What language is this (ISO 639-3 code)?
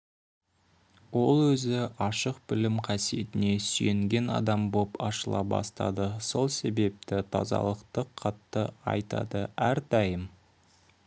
kaz